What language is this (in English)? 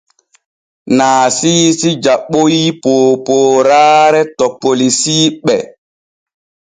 Borgu Fulfulde